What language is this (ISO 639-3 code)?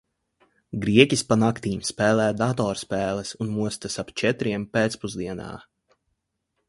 lav